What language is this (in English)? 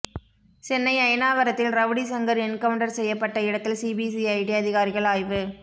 Tamil